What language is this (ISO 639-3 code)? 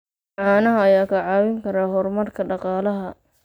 som